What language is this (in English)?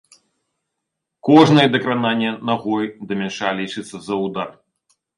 Belarusian